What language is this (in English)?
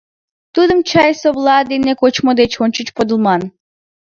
Mari